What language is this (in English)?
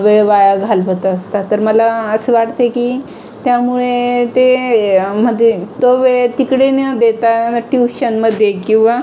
Marathi